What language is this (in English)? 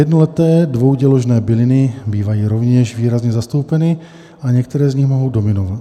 Czech